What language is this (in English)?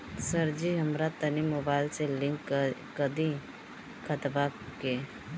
Bhojpuri